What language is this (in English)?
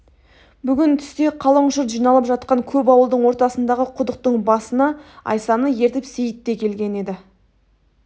Kazakh